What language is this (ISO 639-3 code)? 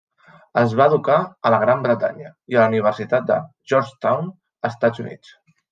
cat